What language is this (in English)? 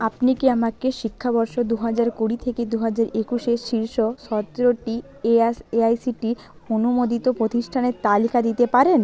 Bangla